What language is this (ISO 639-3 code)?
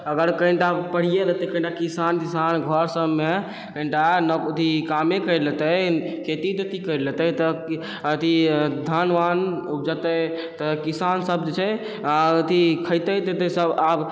mai